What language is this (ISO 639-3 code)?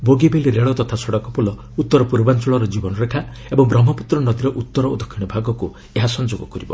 ori